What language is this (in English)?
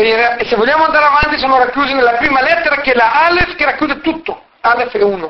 Italian